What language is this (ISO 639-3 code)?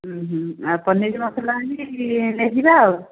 ori